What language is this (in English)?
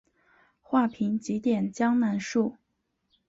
Chinese